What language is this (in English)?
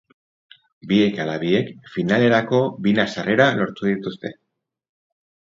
Basque